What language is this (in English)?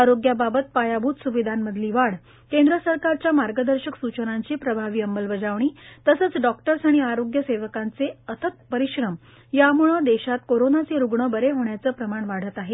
Marathi